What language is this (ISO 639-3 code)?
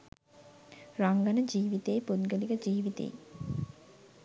sin